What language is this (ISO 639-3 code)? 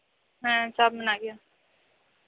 sat